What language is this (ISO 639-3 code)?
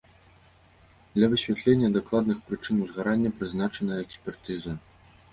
bel